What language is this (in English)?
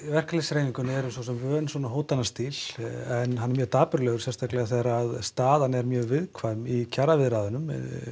Icelandic